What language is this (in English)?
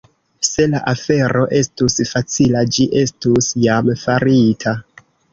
Esperanto